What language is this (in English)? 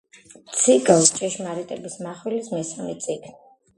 Georgian